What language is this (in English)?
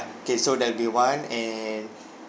English